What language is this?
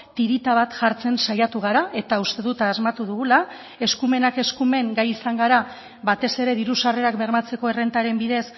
Basque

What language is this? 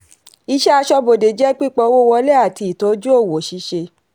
Yoruba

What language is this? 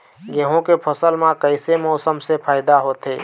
Chhattisgarhi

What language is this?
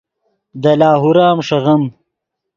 Yidgha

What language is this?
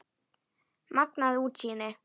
Icelandic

